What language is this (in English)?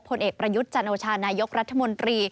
Thai